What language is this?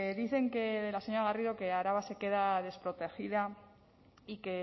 Spanish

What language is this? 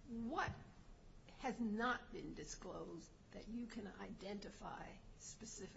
English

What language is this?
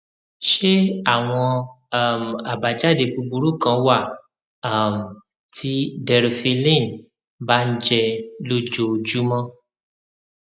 Yoruba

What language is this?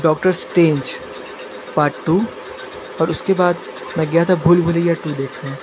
Hindi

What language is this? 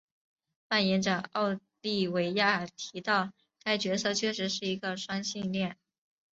Chinese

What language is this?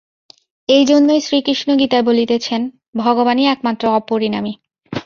Bangla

